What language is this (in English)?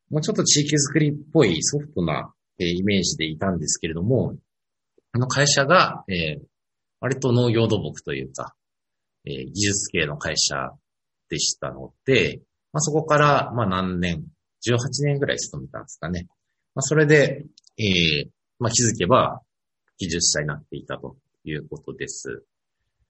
Japanese